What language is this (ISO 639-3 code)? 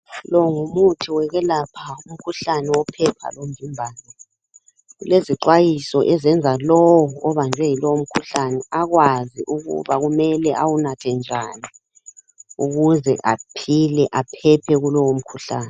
nde